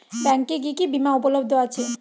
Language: Bangla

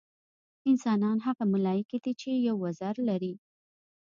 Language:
Pashto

